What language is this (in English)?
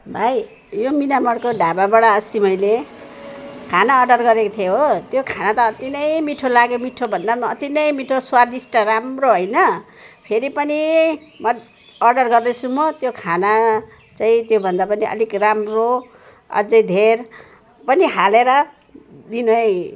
Nepali